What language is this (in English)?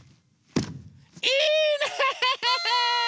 Japanese